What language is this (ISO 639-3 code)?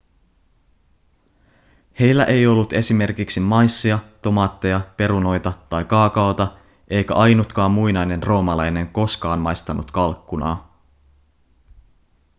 fin